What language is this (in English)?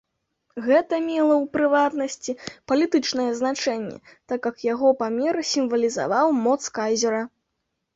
Belarusian